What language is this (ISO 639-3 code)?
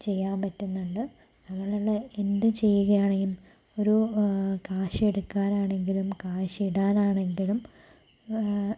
mal